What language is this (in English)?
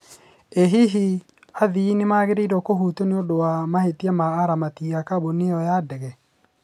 Kikuyu